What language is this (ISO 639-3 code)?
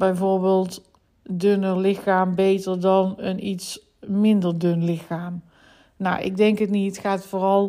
nld